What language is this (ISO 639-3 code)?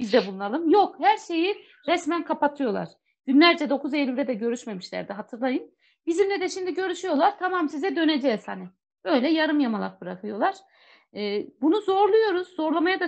tur